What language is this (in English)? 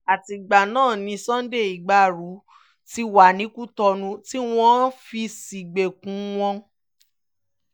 Yoruba